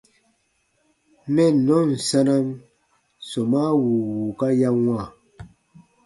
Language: Baatonum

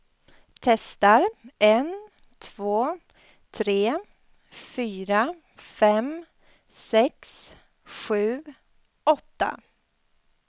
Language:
Swedish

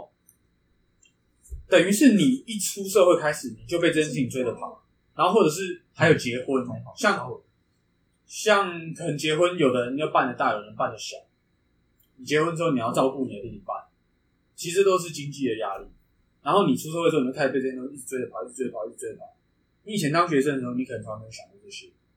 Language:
Chinese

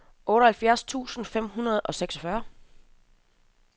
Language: Danish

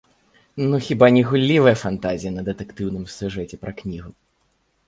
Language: Belarusian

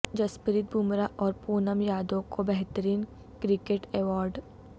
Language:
Urdu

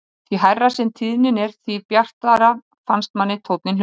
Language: Icelandic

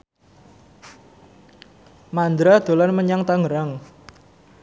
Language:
Javanese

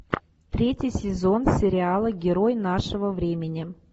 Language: Russian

